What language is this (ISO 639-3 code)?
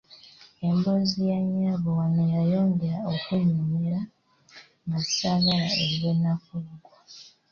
lug